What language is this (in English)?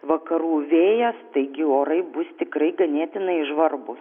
Lithuanian